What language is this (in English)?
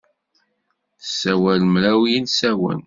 Kabyle